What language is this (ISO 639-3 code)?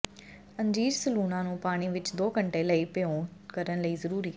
pan